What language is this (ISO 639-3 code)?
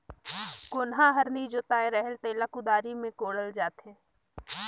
hne